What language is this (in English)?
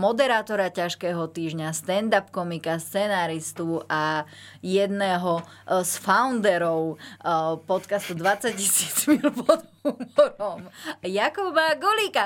Slovak